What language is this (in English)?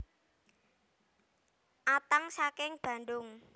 Javanese